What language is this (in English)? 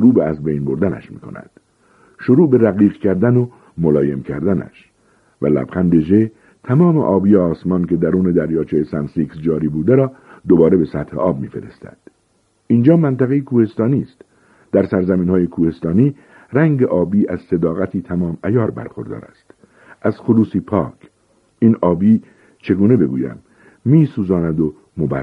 Persian